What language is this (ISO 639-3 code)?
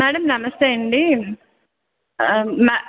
tel